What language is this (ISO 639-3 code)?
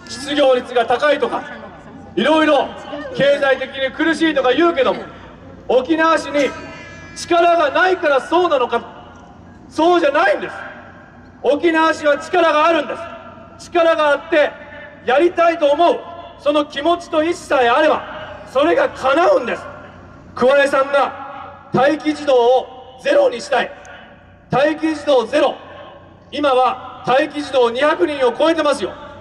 jpn